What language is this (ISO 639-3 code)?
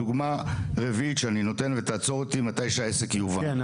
heb